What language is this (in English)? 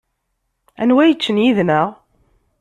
Kabyle